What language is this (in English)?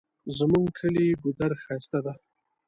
Pashto